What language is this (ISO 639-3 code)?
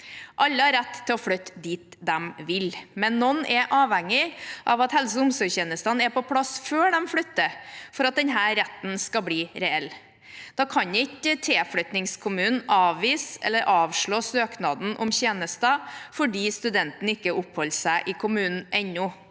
nor